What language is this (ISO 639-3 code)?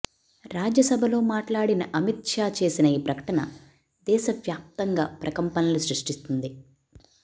tel